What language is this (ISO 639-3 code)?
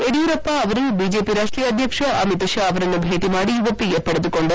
kan